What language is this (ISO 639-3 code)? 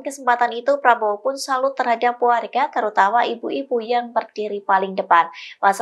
ind